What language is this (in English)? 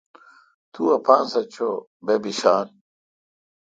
Kalkoti